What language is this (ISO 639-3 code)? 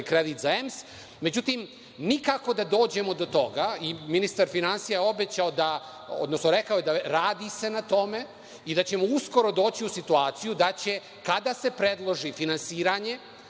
srp